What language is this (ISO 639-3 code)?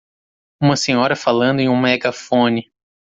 por